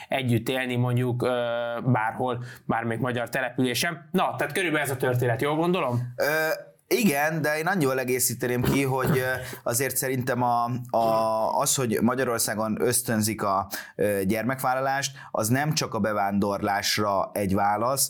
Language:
Hungarian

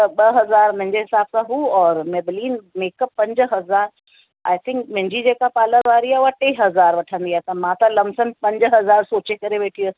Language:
Sindhi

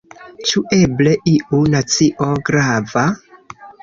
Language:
Esperanto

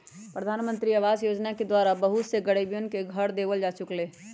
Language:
Magahi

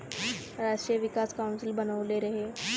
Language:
Bhojpuri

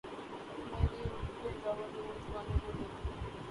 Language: Urdu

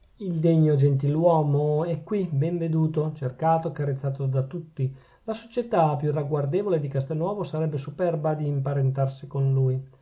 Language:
Italian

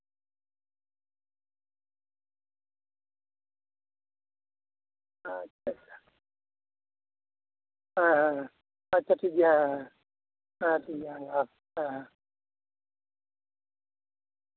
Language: Santali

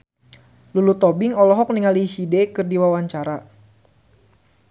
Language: Sundanese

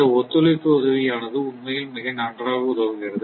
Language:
Tamil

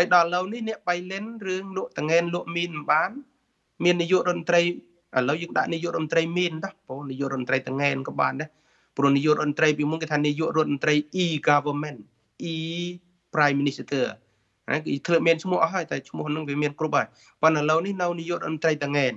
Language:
Thai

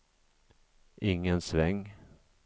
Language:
Swedish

